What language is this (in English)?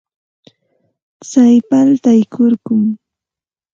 Santa Ana de Tusi Pasco Quechua